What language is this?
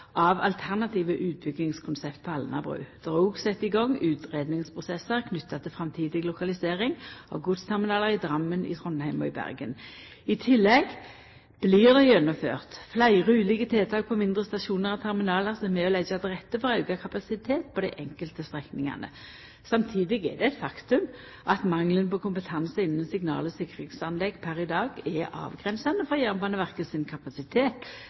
Norwegian Nynorsk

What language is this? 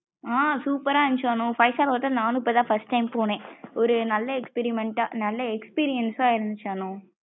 Tamil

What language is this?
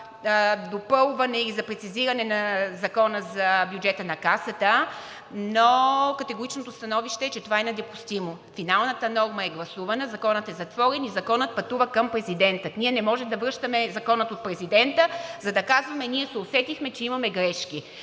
Bulgarian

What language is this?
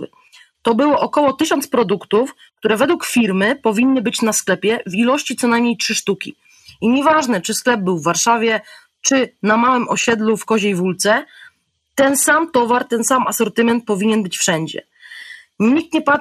Polish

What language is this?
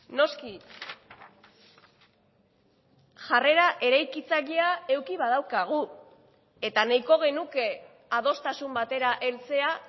Basque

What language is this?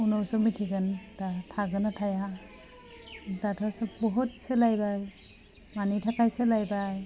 Bodo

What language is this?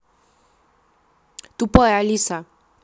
Russian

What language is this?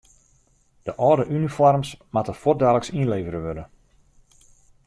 Western Frisian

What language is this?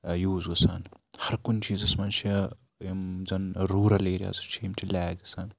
Kashmiri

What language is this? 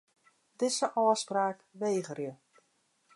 Western Frisian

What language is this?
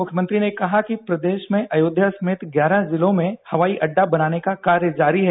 Hindi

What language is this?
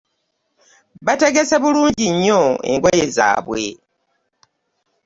Ganda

